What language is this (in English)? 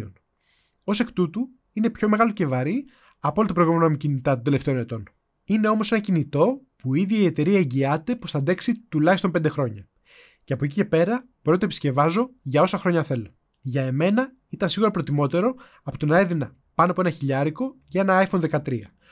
Greek